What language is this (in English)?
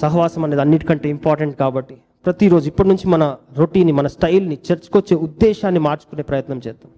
Telugu